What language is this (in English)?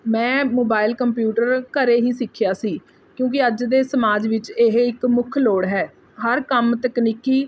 Punjabi